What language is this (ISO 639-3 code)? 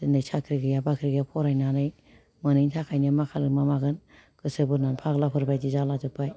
brx